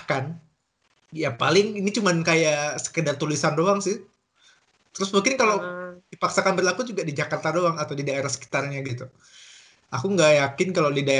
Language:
Indonesian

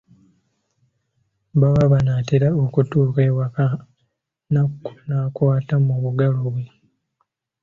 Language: Ganda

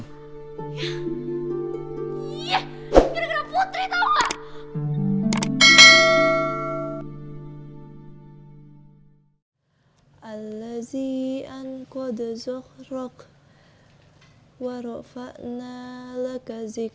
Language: Indonesian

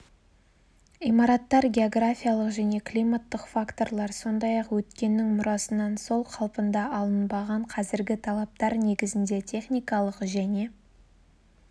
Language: Kazakh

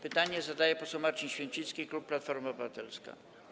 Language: Polish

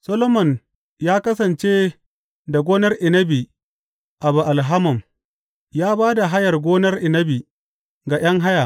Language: Hausa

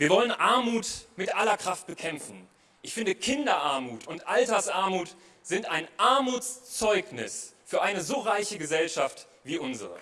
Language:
German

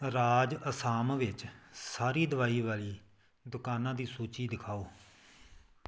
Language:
Punjabi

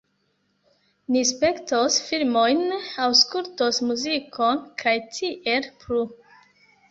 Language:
Esperanto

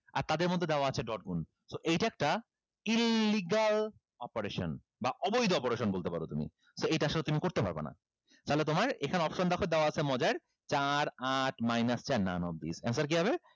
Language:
Bangla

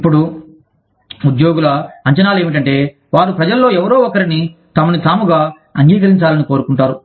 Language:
Telugu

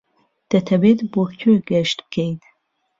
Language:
Central Kurdish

